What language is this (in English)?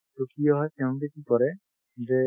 Assamese